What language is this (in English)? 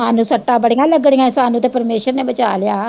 Punjabi